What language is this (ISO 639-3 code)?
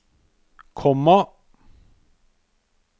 nor